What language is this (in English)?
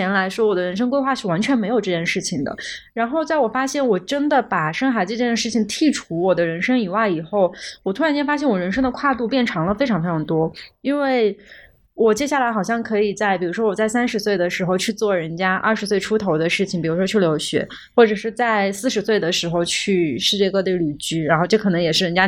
Chinese